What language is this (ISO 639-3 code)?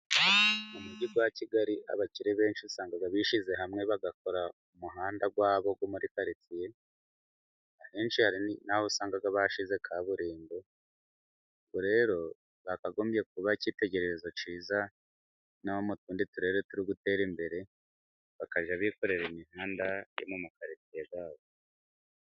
kin